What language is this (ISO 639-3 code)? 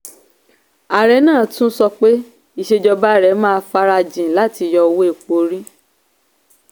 yor